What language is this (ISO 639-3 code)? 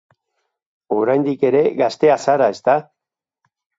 eus